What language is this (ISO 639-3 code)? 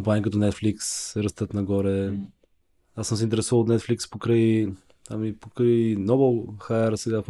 bul